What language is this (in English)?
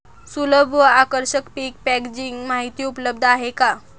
Marathi